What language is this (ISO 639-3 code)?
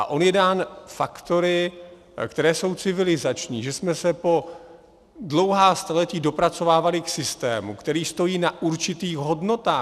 ces